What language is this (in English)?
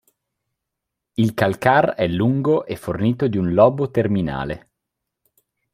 Italian